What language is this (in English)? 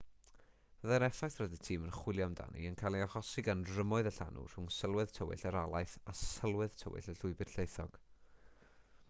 Welsh